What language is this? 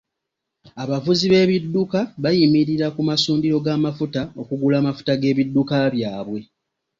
Ganda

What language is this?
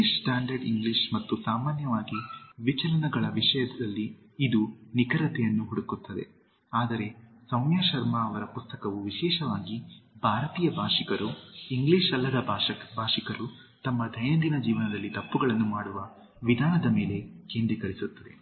Kannada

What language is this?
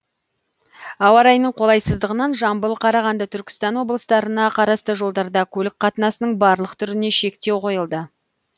Kazakh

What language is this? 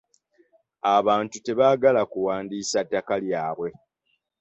Ganda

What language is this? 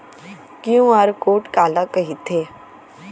Chhattisgarhi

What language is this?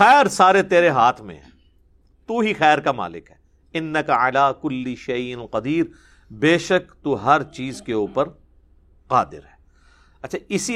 Urdu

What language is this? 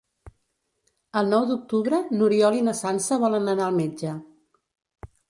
Catalan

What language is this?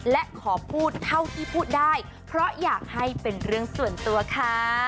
Thai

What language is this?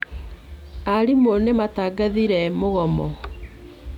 Kikuyu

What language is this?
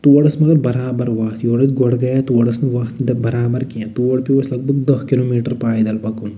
Kashmiri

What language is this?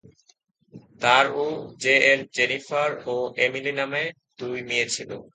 Bangla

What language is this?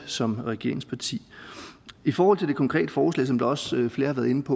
Danish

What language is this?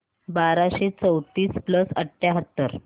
Marathi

